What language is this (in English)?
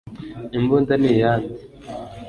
Kinyarwanda